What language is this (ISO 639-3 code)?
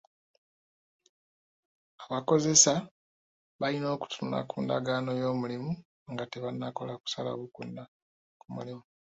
lug